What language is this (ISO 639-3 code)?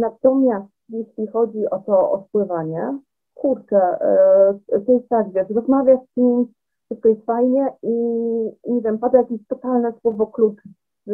pol